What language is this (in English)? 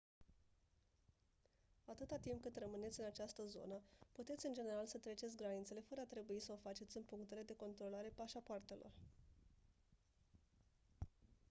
Romanian